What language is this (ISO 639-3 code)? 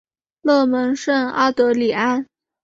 zho